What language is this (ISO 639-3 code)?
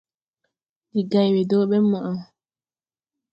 tui